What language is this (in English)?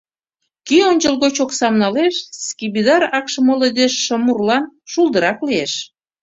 Mari